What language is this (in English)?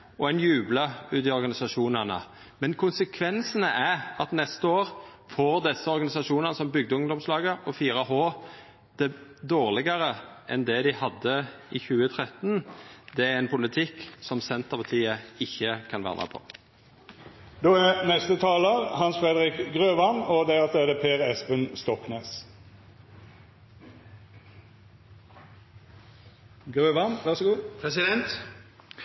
Norwegian